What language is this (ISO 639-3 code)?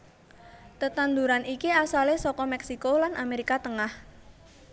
jav